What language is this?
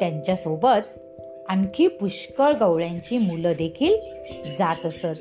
Marathi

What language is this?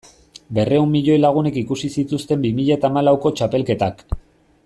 Basque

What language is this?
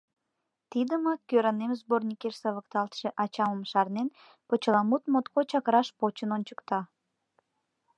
Mari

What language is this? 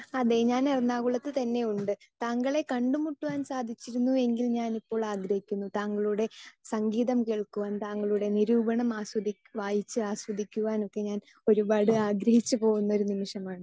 Malayalam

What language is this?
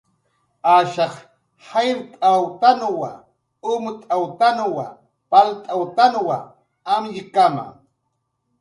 Jaqaru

